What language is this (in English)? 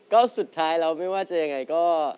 Thai